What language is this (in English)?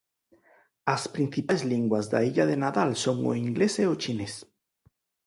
Galician